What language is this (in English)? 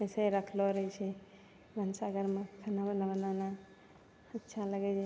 Maithili